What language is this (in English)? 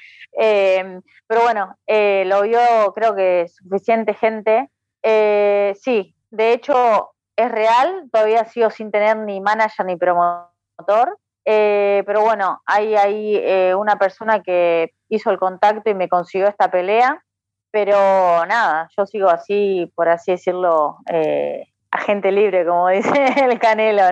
Spanish